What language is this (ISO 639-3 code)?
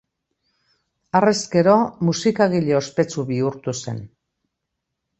eus